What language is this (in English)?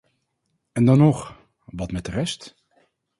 Dutch